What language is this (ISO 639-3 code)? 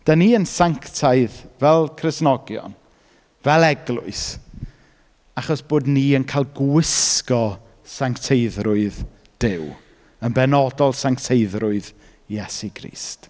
cym